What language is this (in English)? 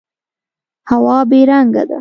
Pashto